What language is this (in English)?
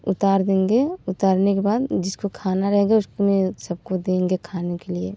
Hindi